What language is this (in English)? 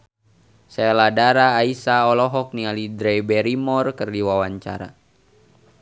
Sundanese